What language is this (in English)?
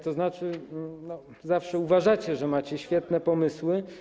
Polish